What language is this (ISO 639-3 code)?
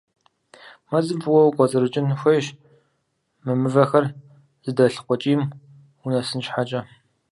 kbd